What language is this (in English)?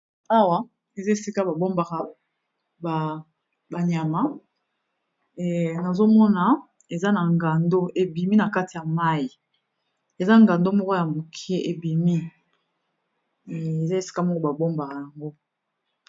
Lingala